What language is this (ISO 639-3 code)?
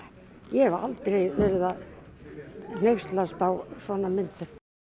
isl